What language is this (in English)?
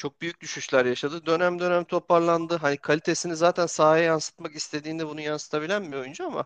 Turkish